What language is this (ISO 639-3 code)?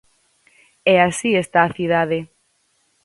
glg